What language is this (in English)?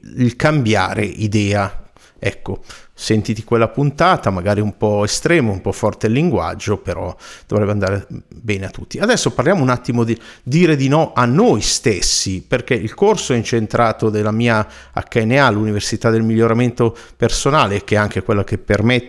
Italian